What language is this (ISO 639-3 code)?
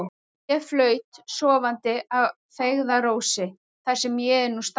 isl